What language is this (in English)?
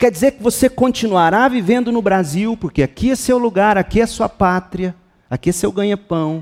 Portuguese